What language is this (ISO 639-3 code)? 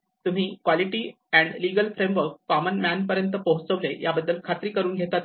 mar